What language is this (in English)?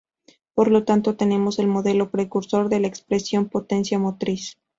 Spanish